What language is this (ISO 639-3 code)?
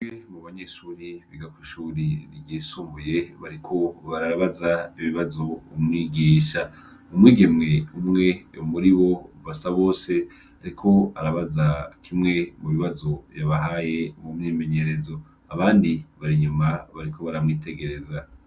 run